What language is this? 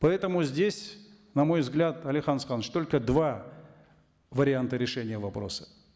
Kazakh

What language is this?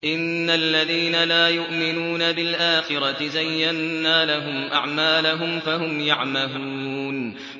Arabic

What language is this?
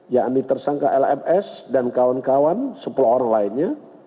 Indonesian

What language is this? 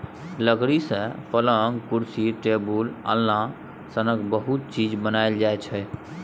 Maithili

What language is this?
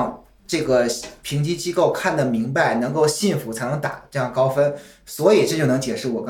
Chinese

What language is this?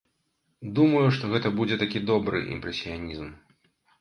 Belarusian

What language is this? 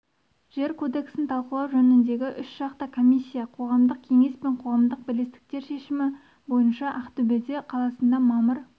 Kazakh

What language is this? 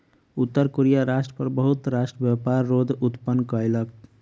Maithili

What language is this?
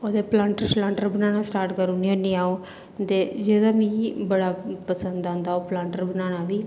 Dogri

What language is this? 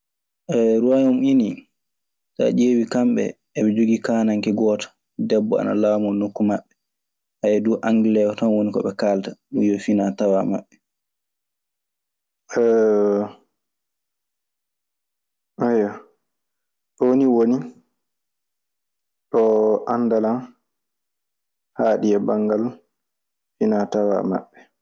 Maasina Fulfulde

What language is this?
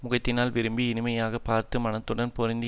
Tamil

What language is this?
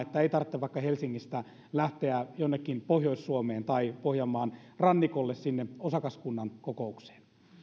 Finnish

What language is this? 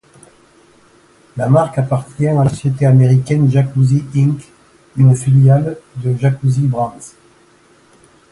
French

